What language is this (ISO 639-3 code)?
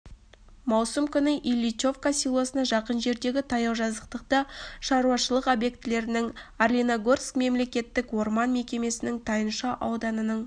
kaz